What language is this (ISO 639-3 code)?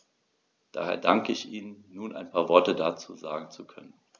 deu